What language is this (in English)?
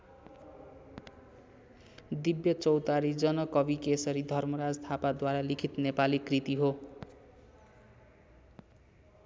Nepali